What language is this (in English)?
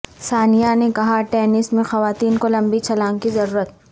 Urdu